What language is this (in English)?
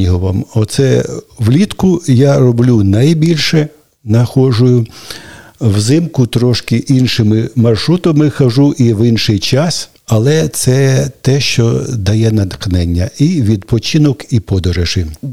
Ukrainian